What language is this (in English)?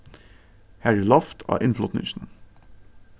Faroese